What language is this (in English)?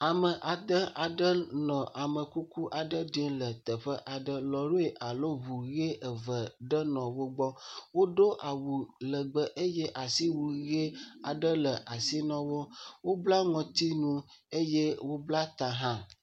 Ewe